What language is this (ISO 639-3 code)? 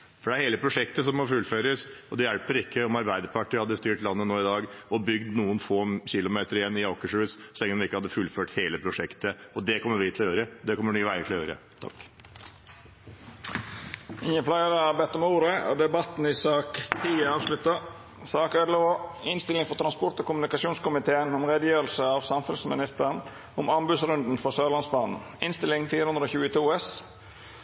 nor